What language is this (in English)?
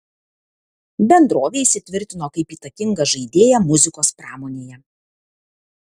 Lithuanian